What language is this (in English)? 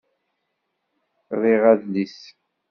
Kabyle